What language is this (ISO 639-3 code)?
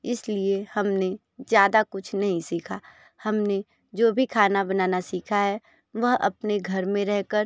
hin